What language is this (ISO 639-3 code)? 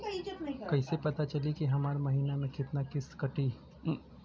bho